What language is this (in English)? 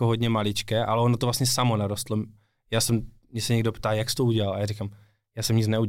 Czech